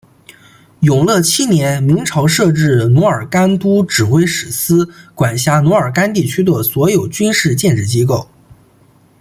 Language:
Chinese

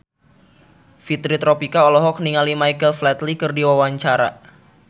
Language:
Sundanese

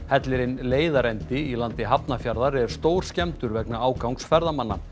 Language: Icelandic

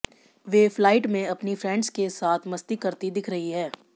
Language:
Hindi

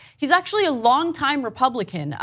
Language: English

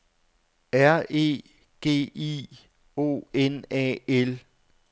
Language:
Danish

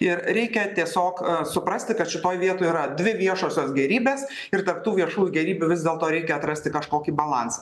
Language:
Lithuanian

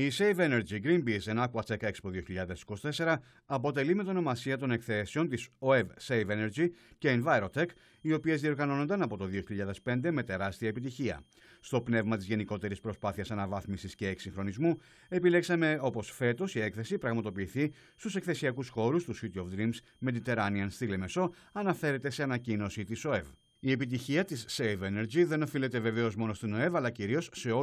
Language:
Greek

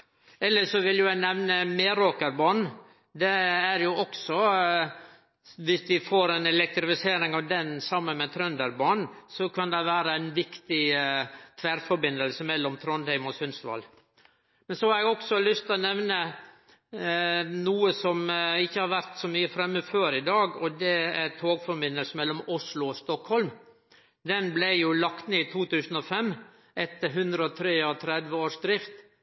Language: Norwegian Nynorsk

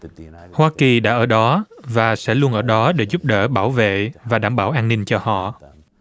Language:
Vietnamese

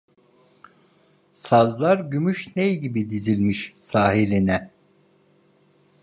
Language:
Turkish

